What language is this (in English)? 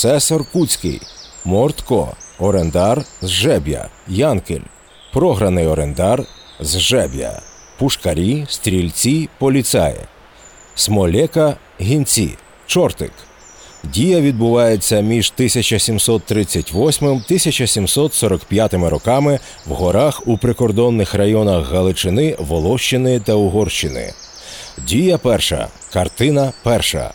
Ukrainian